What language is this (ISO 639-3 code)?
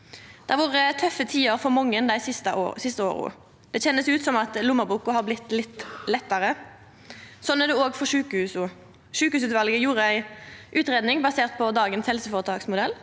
nor